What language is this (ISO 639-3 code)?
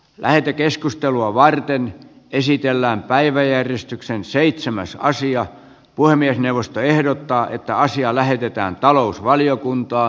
fin